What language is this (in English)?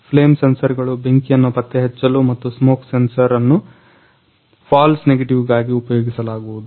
Kannada